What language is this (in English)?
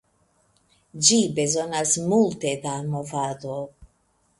Esperanto